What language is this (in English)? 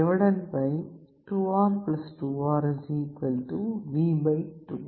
Tamil